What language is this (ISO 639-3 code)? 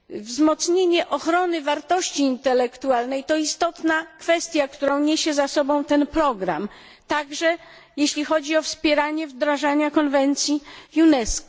pol